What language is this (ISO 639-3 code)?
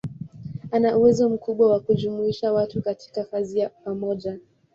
swa